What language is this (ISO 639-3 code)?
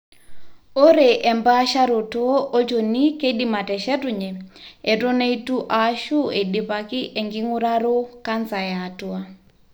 mas